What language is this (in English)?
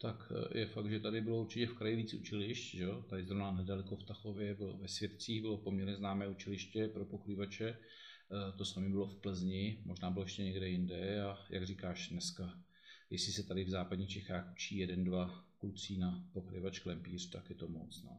Czech